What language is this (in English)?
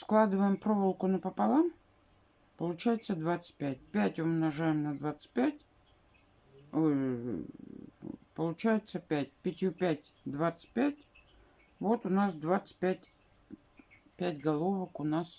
Russian